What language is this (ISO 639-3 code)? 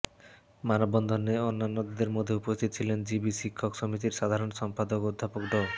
ben